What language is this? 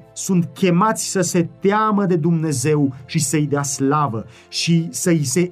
Romanian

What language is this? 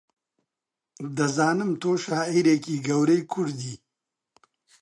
Central Kurdish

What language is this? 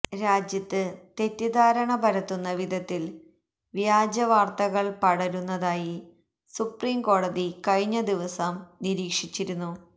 Malayalam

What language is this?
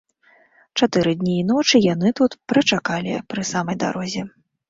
Belarusian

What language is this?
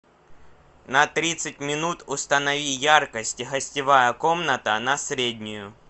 Russian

